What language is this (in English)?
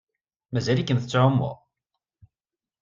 Kabyle